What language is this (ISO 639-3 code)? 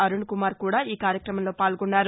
tel